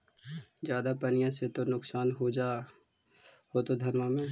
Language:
Magahi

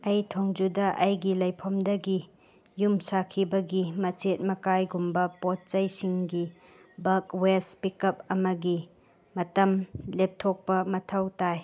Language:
Manipuri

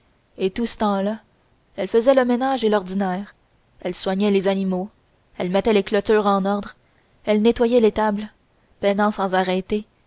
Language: French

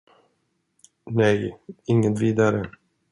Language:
Swedish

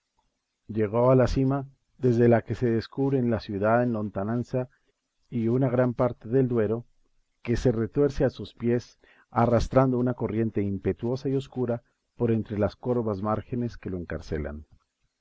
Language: Spanish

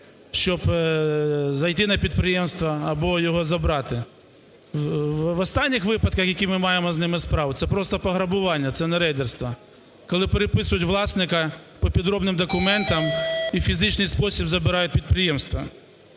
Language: Ukrainian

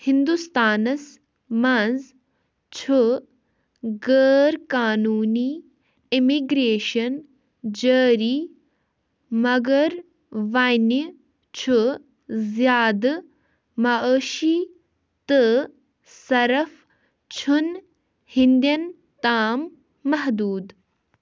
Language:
Kashmiri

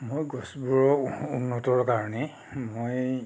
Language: Assamese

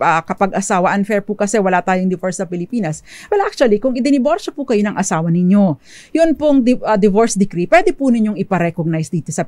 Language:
Filipino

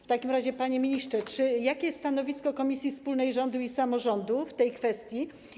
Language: Polish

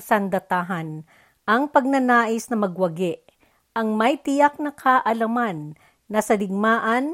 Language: Filipino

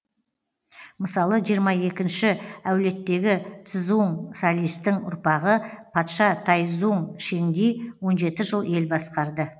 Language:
Kazakh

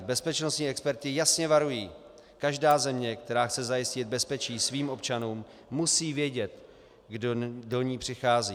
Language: Czech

